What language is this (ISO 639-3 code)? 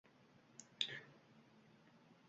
uzb